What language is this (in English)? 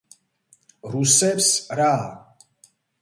Georgian